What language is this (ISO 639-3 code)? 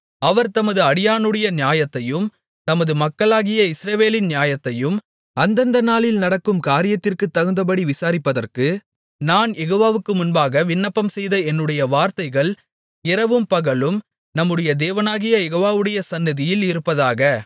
tam